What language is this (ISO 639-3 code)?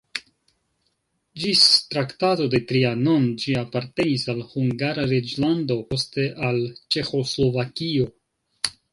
epo